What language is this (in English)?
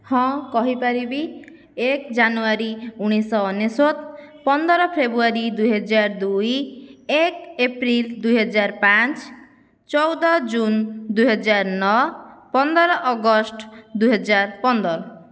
Odia